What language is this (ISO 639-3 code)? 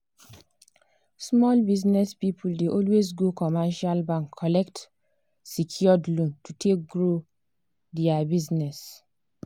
pcm